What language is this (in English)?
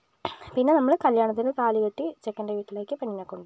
Malayalam